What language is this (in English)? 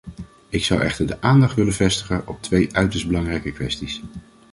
Dutch